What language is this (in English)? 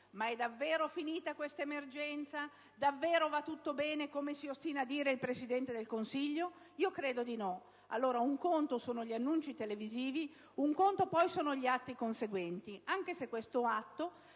Italian